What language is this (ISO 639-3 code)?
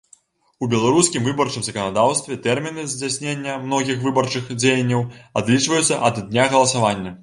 bel